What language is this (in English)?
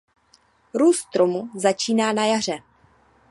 Czech